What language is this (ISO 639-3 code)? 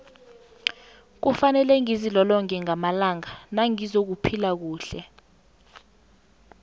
nbl